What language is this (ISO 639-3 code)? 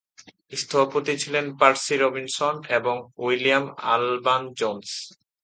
ben